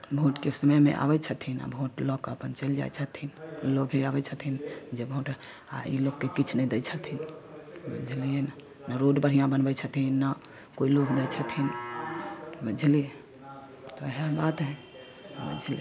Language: Maithili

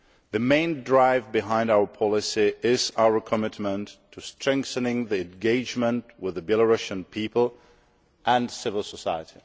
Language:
English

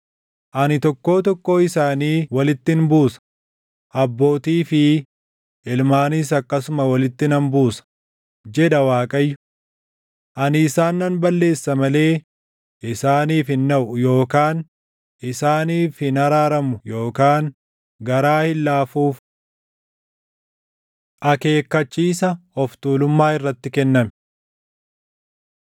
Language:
Oromo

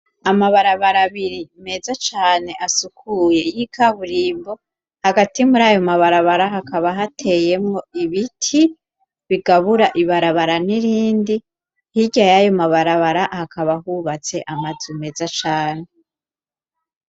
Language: Rundi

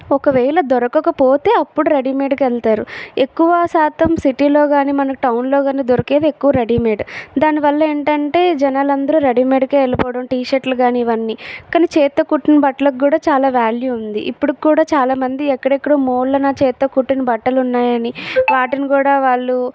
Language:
Telugu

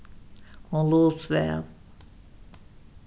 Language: Faroese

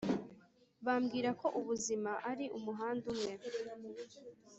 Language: Kinyarwanda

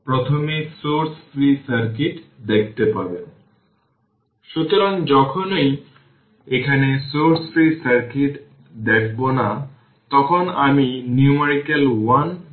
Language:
Bangla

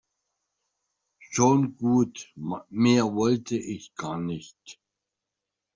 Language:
German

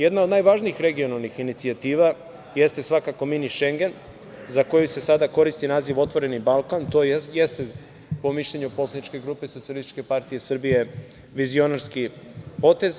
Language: Serbian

